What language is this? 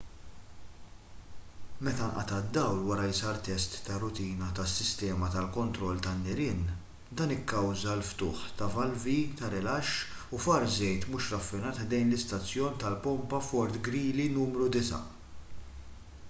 Maltese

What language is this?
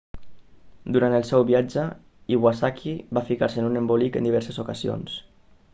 Catalan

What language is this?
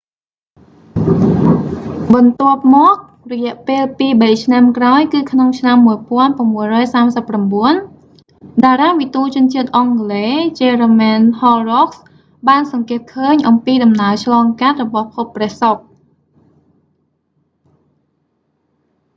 Khmer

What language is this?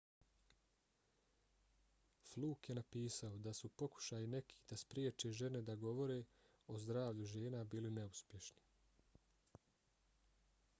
Bosnian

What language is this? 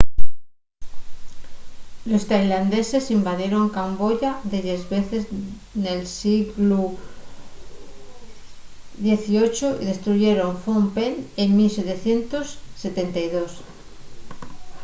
Asturian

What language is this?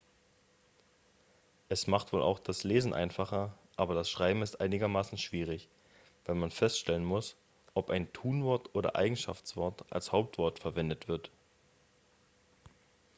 German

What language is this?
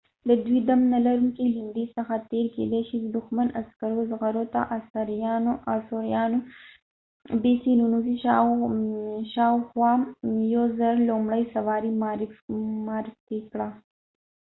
Pashto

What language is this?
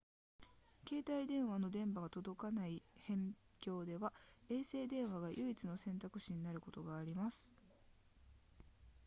Japanese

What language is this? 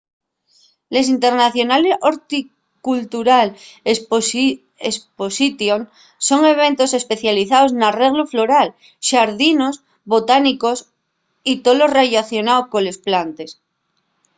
Asturian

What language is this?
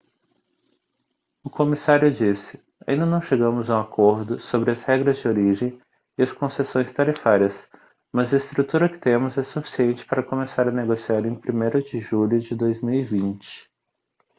Portuguese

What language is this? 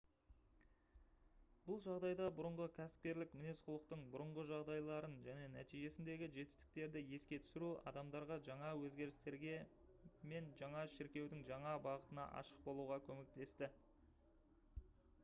Kazakh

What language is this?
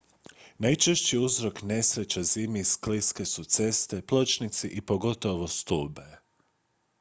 Croatian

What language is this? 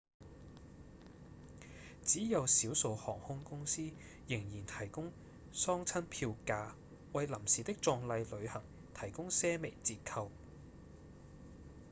Cantonese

